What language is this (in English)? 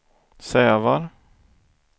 Swedish